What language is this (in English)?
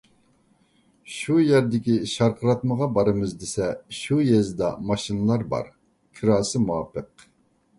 Uyghur